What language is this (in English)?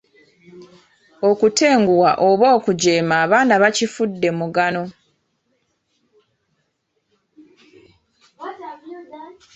Ganda